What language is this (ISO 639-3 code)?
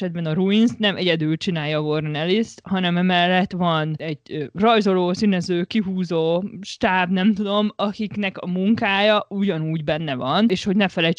hun